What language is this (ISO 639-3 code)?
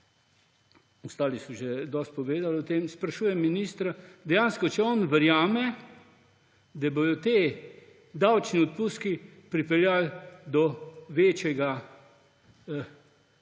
slv